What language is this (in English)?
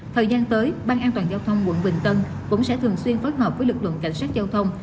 Vietnamese